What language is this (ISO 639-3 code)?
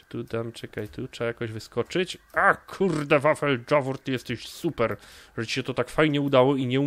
pol